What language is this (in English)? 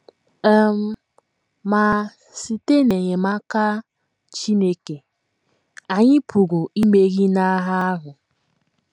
Igbo